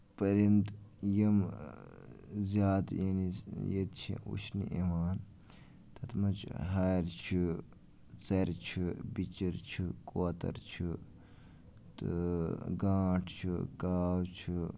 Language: Kashmiri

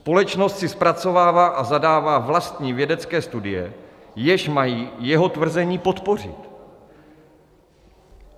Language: Czech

